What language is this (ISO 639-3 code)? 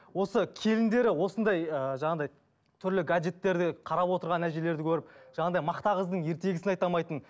kaz